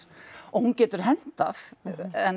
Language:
Icelandic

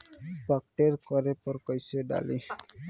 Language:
Bhojpuri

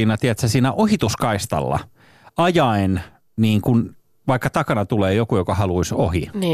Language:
Finnish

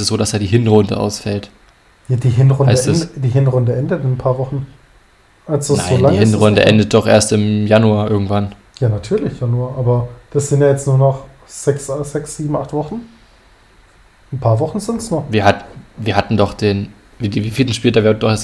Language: German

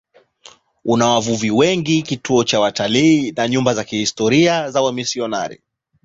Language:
Swahili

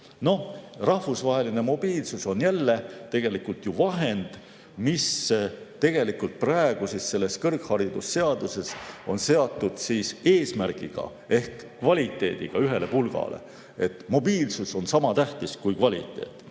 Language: Estonian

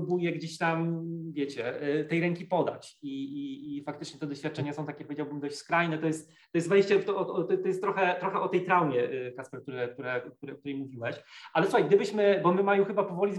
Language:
Polish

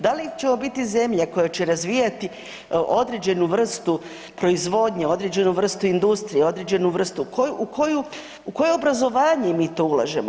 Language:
Croatian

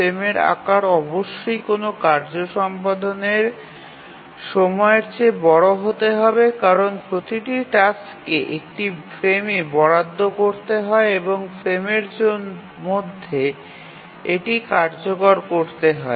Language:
Bangla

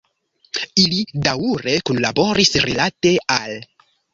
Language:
Esperanto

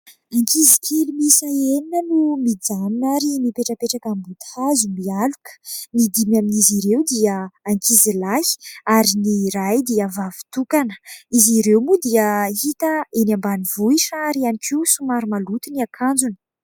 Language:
Malagasy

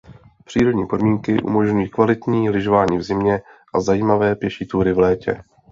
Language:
Czech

